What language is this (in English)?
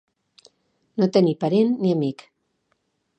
Catalan